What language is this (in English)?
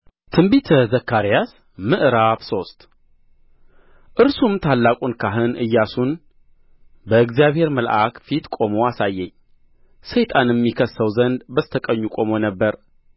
Amharic